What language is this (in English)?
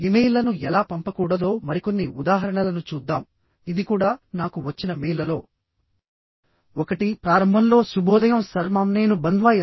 Telugu